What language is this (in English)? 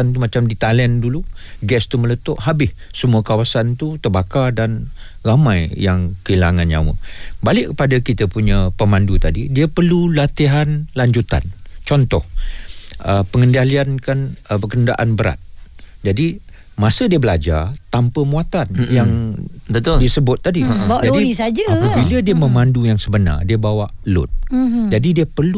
Malay